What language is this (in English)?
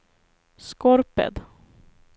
Swedish